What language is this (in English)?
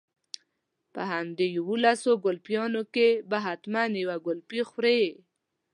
Pashto